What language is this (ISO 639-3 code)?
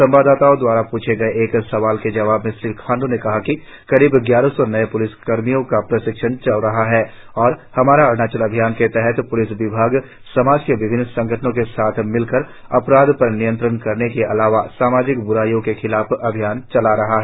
hin